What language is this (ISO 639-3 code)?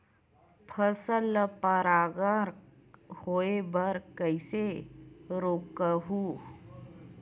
hne